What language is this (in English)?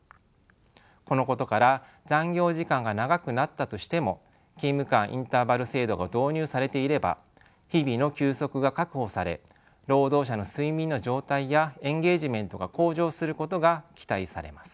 Japanese